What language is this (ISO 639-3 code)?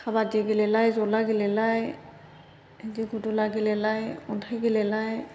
brx